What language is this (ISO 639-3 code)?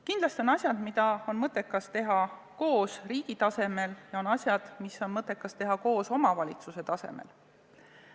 est